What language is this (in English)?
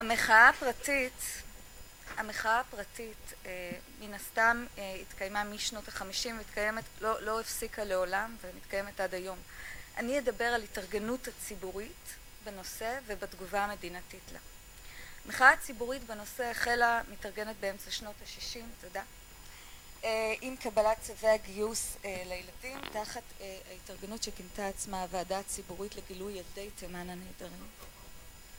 Hebrew